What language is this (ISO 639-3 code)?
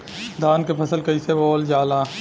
bho